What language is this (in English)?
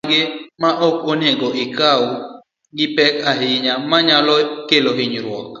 Luo (Kenya and Tanzania)